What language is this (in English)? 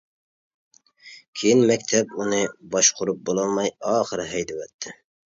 Uyghur